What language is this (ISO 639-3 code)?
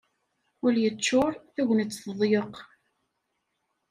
kab